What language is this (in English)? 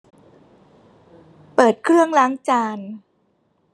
Thai